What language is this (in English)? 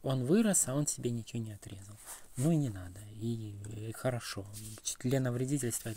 Russian